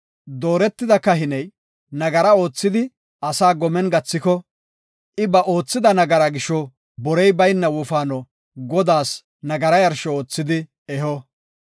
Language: Gofa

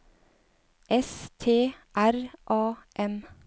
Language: Norwegian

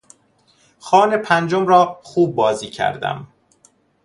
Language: Persian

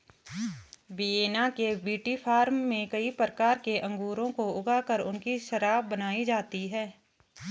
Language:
Hindi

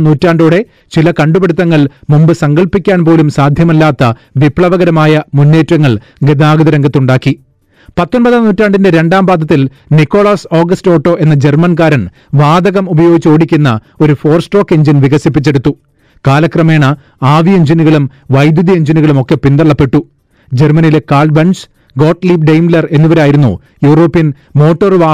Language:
Malayalam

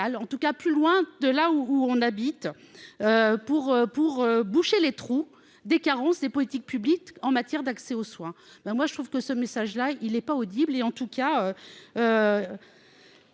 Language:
French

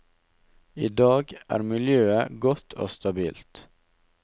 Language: Norwegian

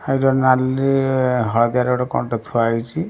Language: Odia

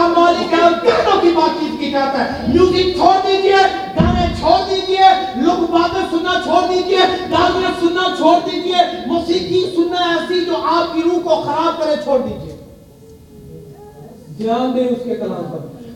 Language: Urdu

